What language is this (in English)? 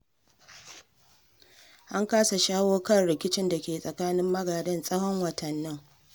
Hausa